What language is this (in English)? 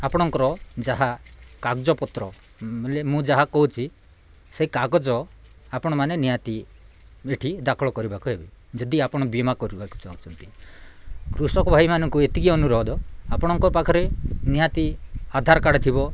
Odia